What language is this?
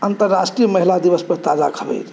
Maithili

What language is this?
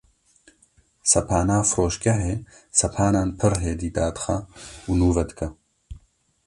Kurdish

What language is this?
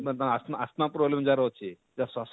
Odia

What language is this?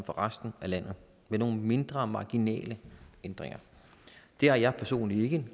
Danish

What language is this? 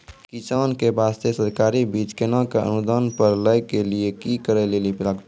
Maithili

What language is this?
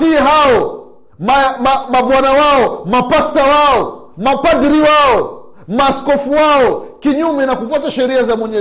Swahili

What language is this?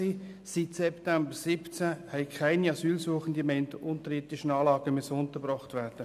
Swiss German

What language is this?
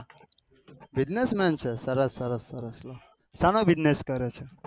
Gujarati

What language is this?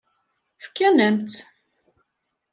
Kabyle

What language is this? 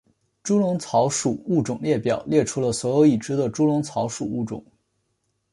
Chinese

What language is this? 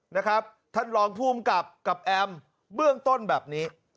Thai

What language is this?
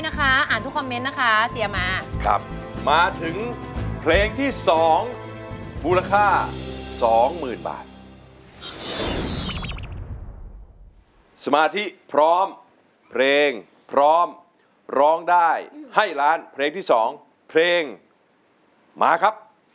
Thai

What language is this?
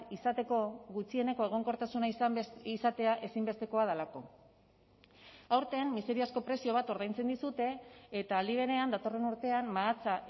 Basque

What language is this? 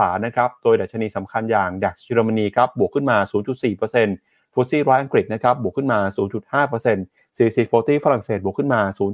Thai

